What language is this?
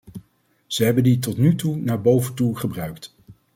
Dutch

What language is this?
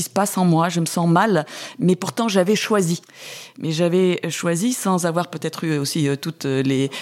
French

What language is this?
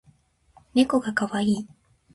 Japanese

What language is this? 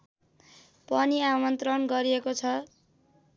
Nepali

